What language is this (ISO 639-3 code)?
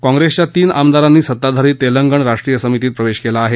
mar